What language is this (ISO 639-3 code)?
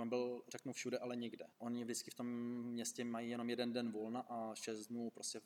ces